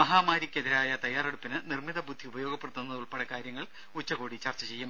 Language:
Malayalam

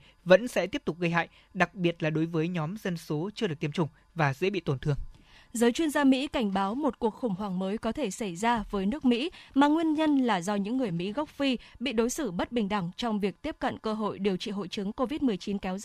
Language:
Vietnamese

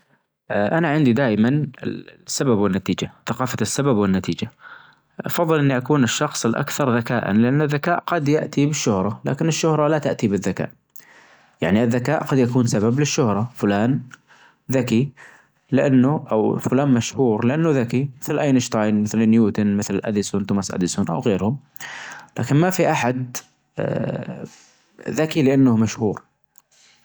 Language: Najdi Arabic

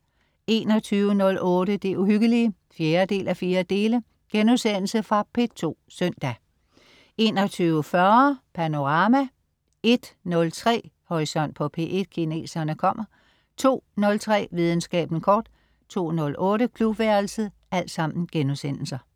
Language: Danish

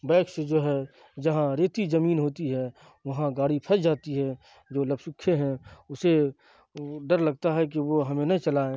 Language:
Urdu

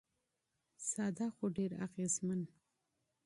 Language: Pashto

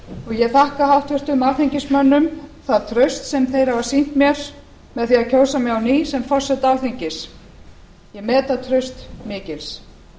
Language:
Icelandic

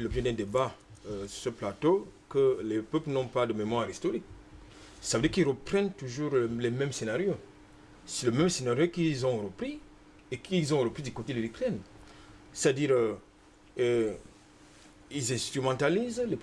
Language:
French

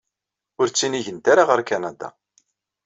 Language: Kabyle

